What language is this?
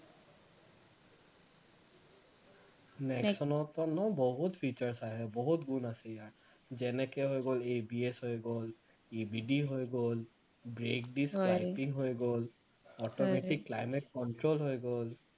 Assamese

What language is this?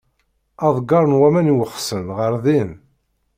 Kabyle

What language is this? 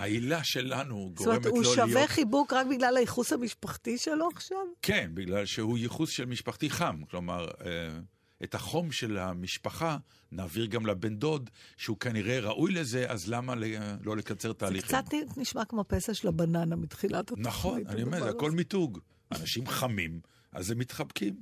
Hebrew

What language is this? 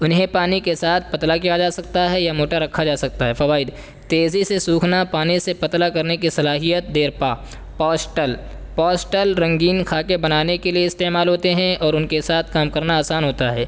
Urdu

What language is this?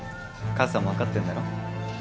Japanese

